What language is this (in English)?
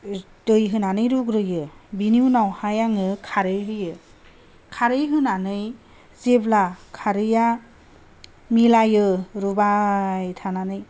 Bodo